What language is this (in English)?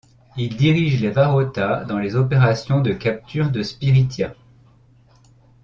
French